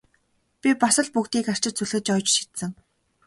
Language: Mongolian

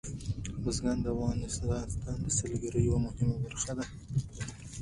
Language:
Pashto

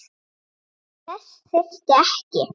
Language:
Icelandic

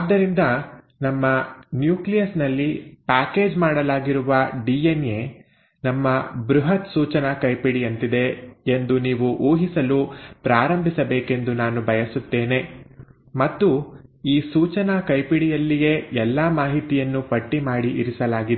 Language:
Kannada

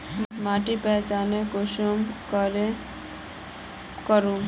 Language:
Magahi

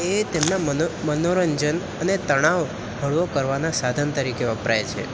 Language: Gujarati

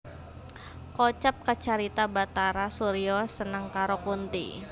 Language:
Javanese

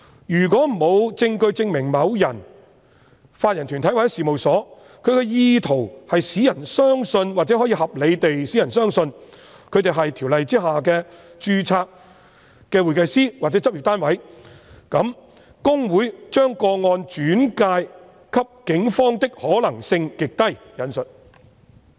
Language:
Cantonese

